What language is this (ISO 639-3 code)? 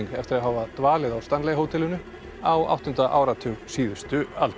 isl